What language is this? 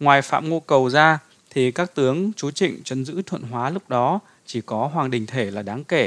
Vietnamese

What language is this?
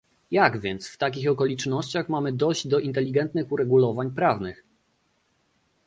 Polish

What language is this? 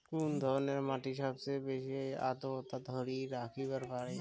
Bangla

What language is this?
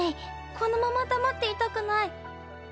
Japanese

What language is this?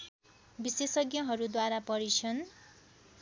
Nepali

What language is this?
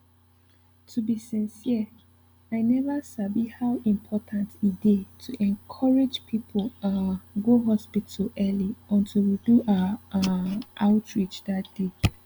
Nigerian Pidgin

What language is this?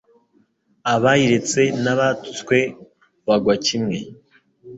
Kinyarwanda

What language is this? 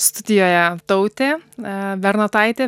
Lithuanian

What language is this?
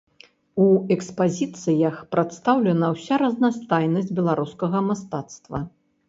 Belarusian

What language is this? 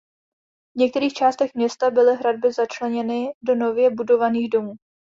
Czech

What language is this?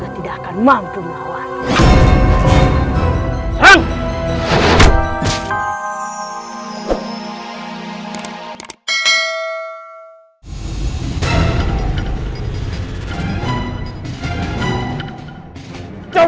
Indonesian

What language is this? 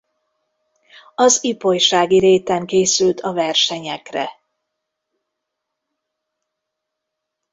Hungarian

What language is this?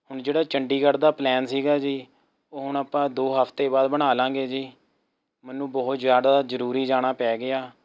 Punjabi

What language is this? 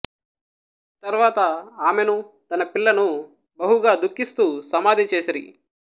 Telugu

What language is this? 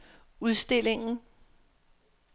Danish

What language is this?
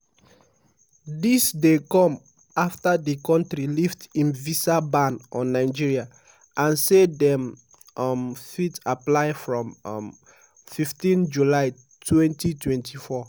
Nigerian Pidgin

